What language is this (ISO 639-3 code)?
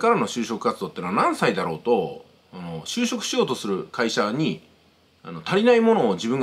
jpn